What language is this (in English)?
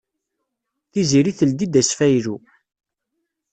Kabyle